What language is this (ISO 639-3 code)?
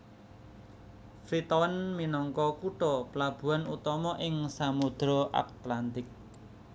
jav